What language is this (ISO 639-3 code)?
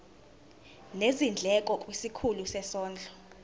zul